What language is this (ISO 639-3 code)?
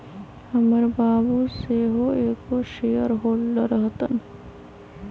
mag